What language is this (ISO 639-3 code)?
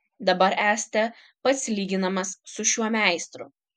lit